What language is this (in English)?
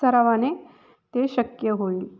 Marathi